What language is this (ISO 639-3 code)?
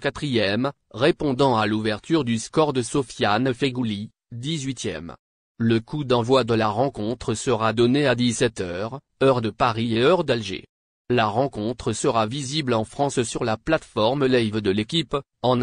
fra